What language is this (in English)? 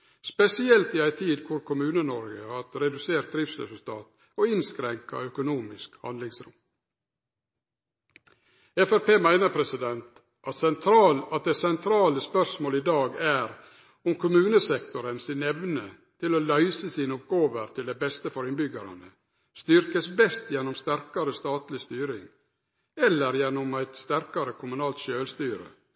Norwegian Nynorsk